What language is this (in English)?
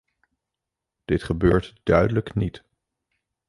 Dutch